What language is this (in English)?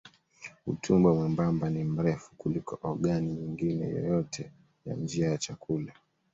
Swahili